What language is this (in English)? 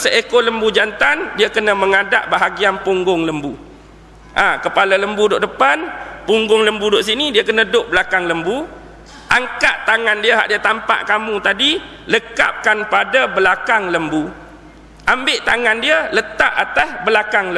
Malay